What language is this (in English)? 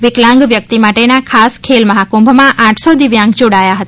Gujarati